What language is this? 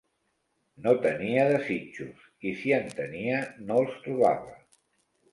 Catalan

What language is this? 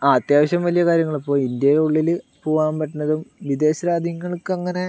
Malayalam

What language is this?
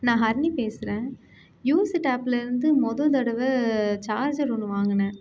Tamil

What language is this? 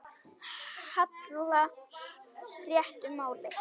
Icelandic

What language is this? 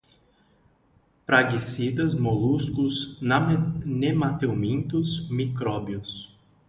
Portuguese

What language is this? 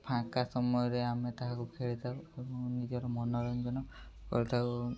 Odia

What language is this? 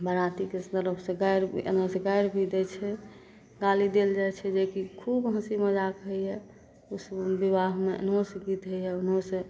Maithili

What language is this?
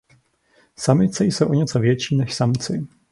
Czech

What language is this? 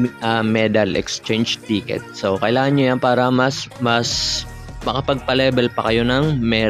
Filipino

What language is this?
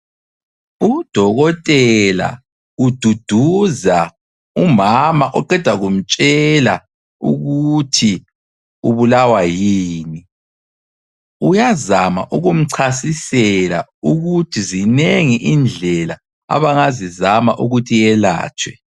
North Ndebele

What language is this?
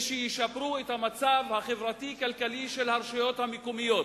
Hebrew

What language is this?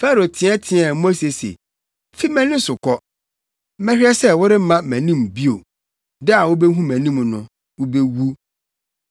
Akan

